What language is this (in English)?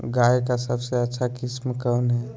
Magahi